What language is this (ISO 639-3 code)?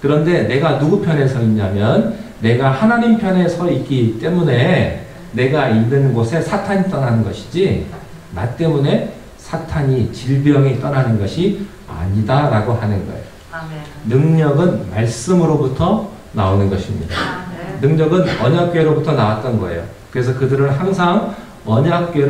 kor